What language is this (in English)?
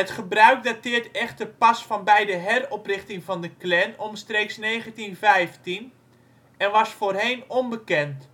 Dutch